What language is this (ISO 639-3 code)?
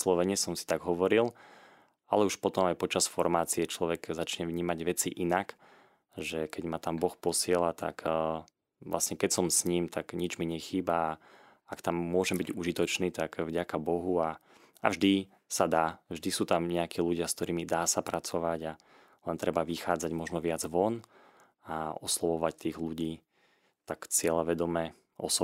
slk